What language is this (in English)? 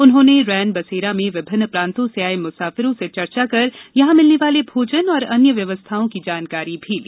Hindi